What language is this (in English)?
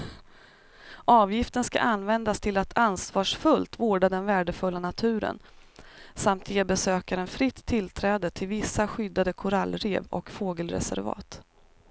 Swedish